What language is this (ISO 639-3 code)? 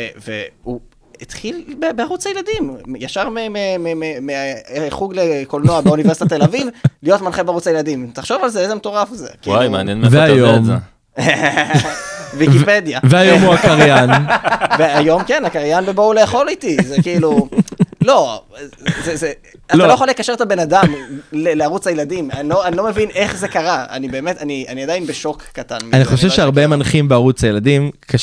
heb